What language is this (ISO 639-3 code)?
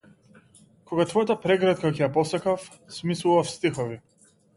mkd